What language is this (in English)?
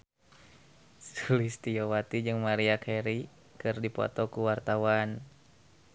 Sundanese